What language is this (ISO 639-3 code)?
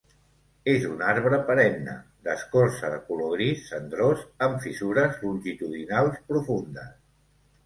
cat